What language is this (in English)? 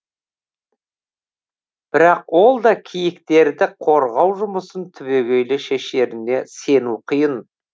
Kazakh